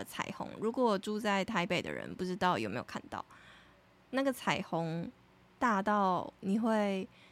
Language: Chinese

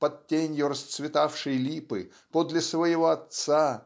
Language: Russian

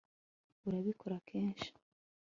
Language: Kinyarwanda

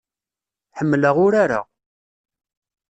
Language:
Kabyle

